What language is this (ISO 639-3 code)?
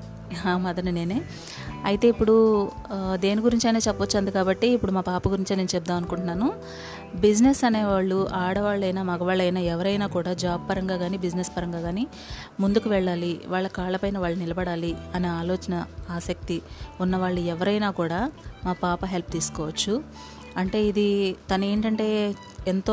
tel